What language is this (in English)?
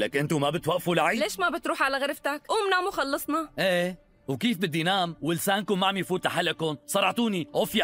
Arabic